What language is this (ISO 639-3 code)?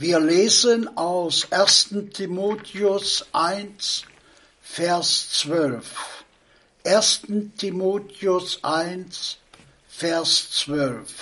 deu